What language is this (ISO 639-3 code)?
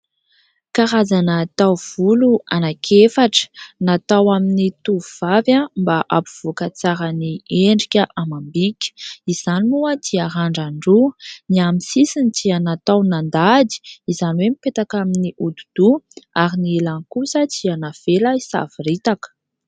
mlg